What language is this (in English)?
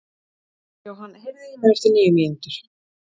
Icelandic